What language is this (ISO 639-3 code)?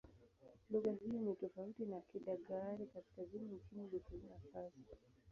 swa